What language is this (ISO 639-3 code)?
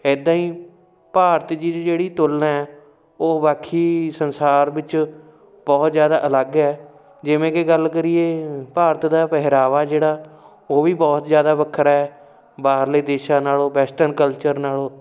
pan